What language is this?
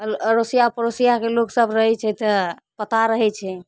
Maithili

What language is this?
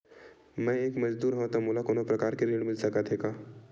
Chhattisgarhi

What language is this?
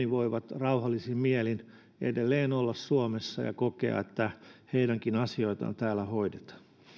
Finnish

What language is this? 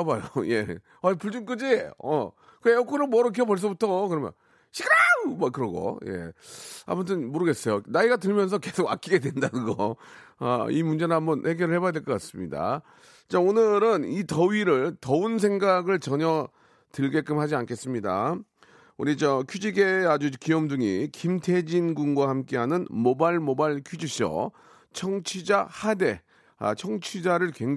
Korean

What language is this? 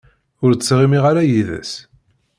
Kabyle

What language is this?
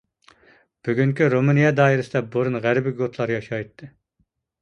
Uyghur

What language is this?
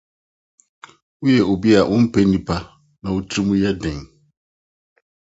Akan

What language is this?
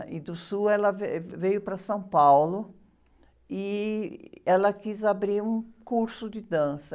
Portuguese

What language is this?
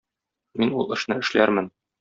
Tatar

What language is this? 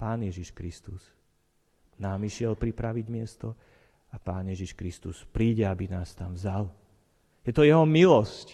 Slovak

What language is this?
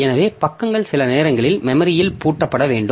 Tamil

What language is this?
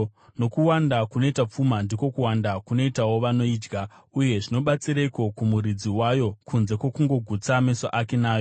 Shona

